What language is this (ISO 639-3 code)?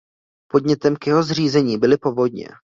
ces